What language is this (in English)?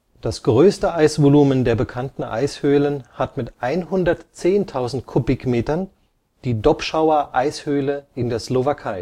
German